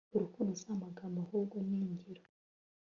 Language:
Kinyarwanda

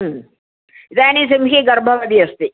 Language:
Sanskrit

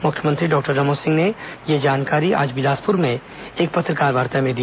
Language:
Hindi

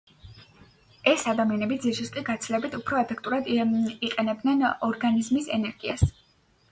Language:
Georgian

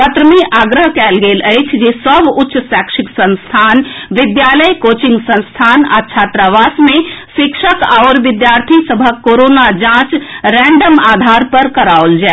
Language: Maithili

